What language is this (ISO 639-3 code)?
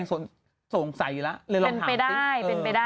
tha